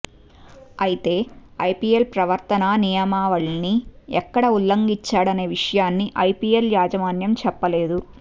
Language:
Telugu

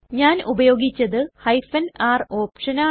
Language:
Malayalam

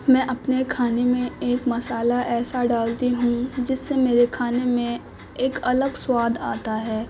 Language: Urdu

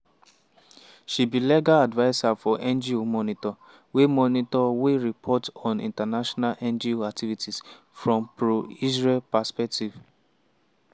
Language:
Nigerian Pidgin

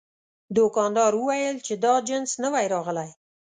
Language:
Pashto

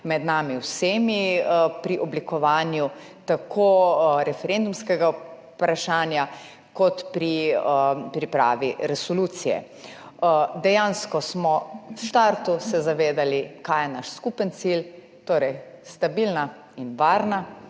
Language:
Slovenian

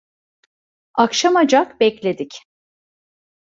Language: Turkish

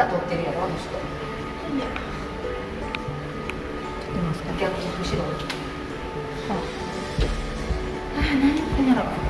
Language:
Japanese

